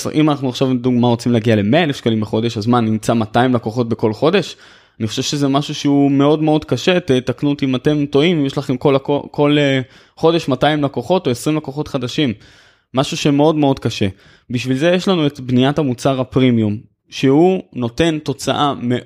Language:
Hebrew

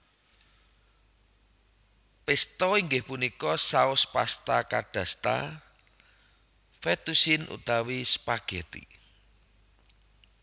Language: Javanese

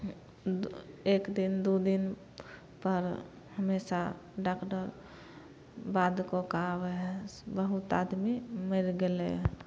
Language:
Maithili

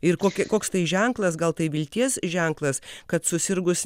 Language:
Lithuanian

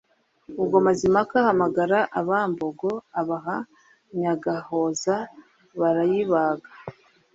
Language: Kinyarwanda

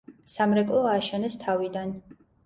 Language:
Georgian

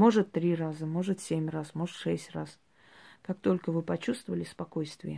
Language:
Russian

